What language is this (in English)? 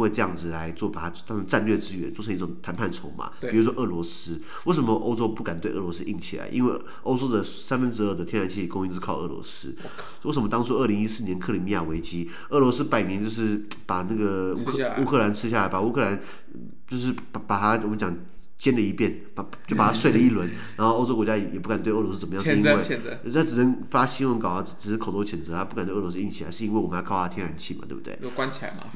Chinese